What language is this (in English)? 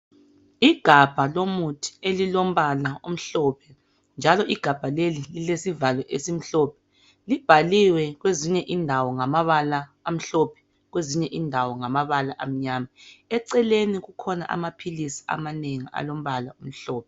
North Ndebele